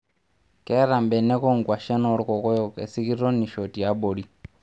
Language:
Masai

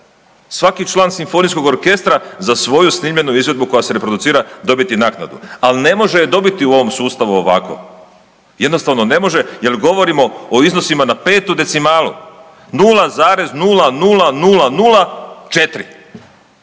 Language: Croatian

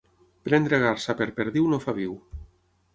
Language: Catalan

